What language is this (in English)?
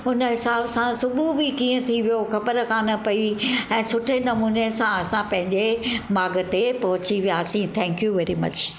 Sindhi